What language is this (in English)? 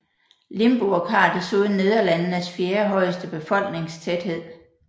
Danish